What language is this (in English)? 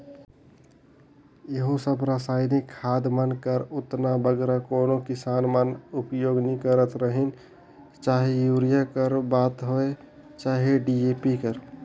Chhattisgarhi